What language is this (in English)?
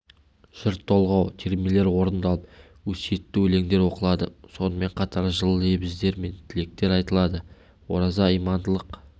Kazakh